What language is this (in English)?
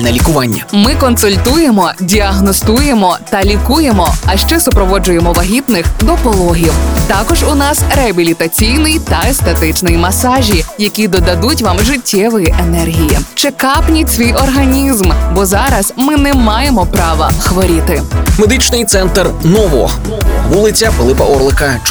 Ukrainian